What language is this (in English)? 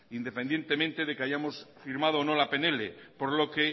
Spanish